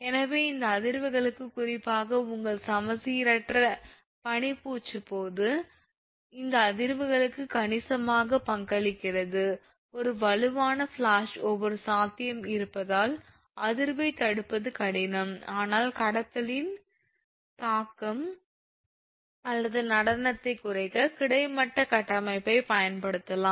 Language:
Tamil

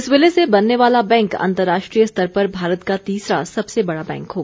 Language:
Hindi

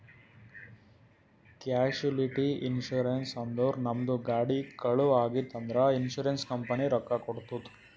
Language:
Kannada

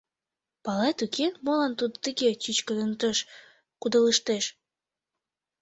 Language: Mari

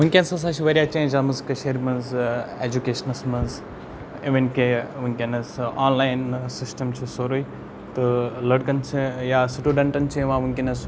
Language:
Kashmiri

